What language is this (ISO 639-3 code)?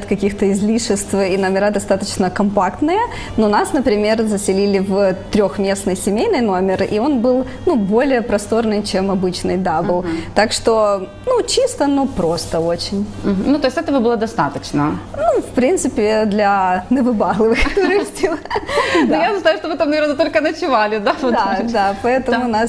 rus